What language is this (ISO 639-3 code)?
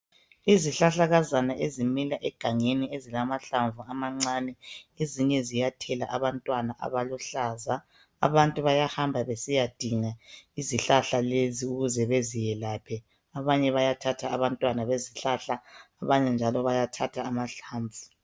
nde